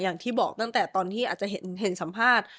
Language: Thai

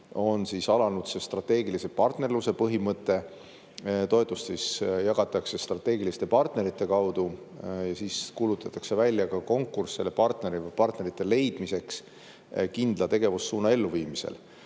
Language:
Estonian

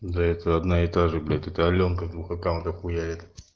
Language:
Russian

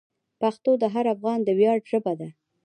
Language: Pashto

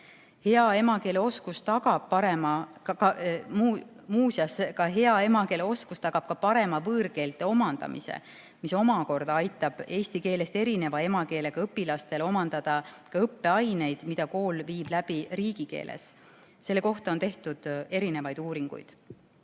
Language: Estonian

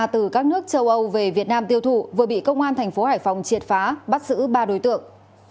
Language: Vietnamese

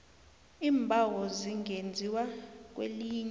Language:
South Ndebele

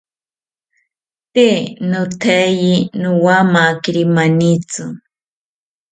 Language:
South Ucayali Ashéninka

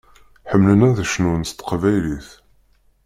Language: Kabyle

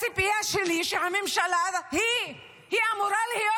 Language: Hebrew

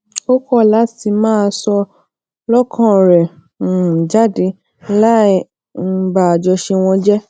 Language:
Yoruba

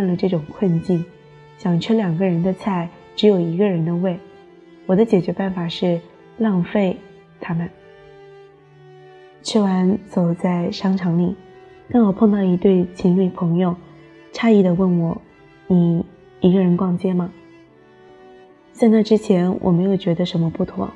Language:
Chinese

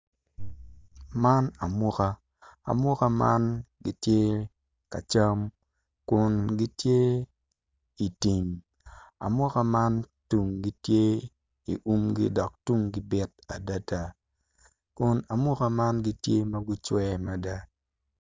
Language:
Acoli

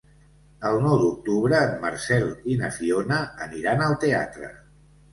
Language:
Catalan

